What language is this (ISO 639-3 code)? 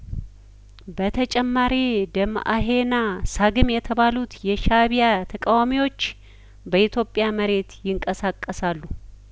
amh